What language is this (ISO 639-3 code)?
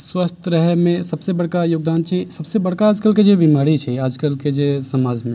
mai